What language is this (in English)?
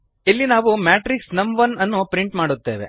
Kannada